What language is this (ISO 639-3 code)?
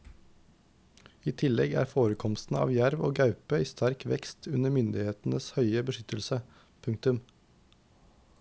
nor